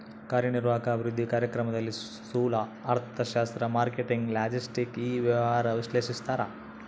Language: Kannada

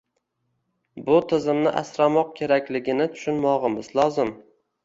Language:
Uzbek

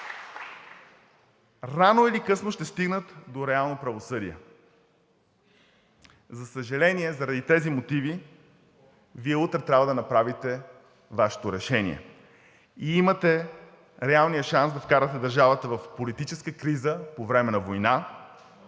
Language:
Bulgarian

